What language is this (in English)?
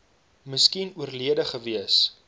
Afrikaans